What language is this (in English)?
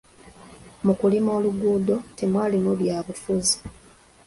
Ganda